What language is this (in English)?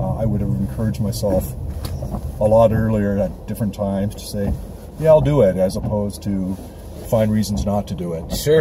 English